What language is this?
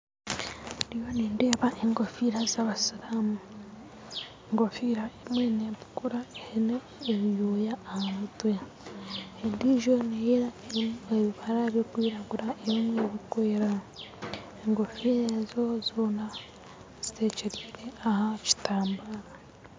Nyankole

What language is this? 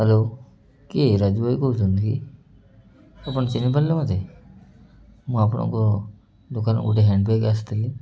Odia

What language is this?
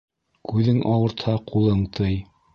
Bashkir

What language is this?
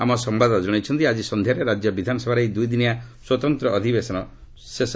Odia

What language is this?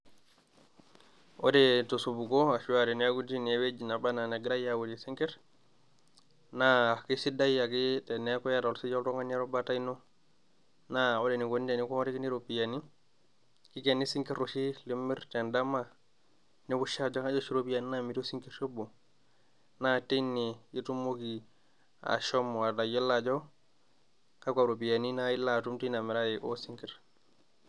Masai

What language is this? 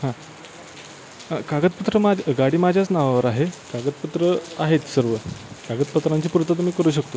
Marathi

